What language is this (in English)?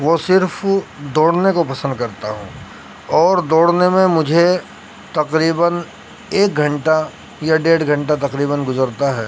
Urdu